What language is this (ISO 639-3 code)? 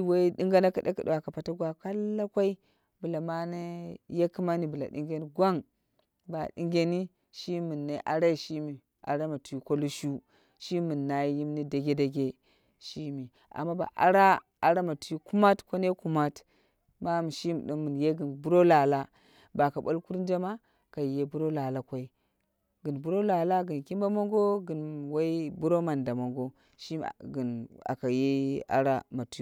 kna